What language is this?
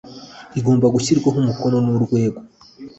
Kinyarwanda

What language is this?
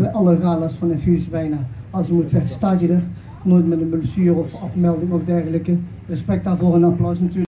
Dutch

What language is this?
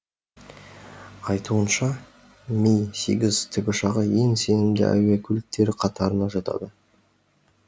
Kazakh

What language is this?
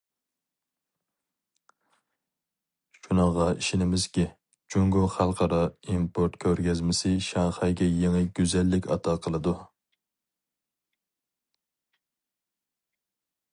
Uyghur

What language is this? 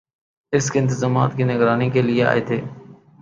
Urdu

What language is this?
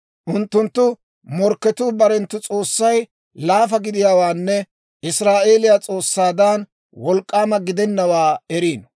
Dawro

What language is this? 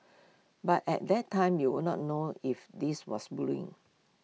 English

